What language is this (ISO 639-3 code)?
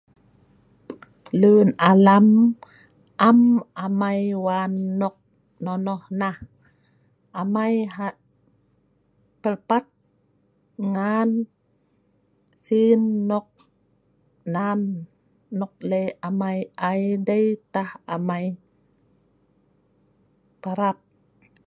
snv